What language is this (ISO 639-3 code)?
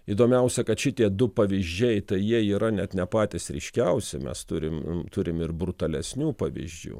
lit